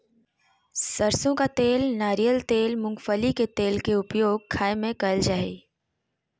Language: Magahi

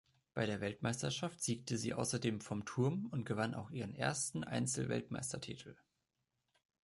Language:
German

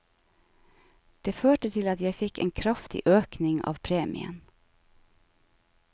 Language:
Norwegian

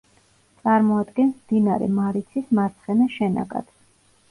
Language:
Georgian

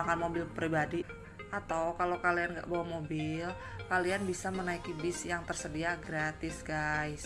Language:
Indonesian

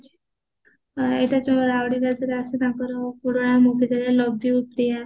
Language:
Odia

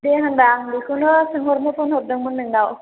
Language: Bodo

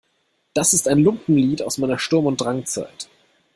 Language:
German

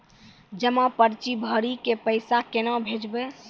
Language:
Maithili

